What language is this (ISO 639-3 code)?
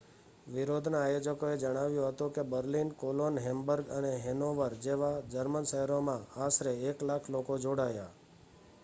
guj